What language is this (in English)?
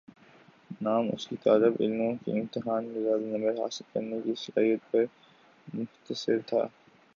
Urdu